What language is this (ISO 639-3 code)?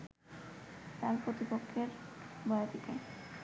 ben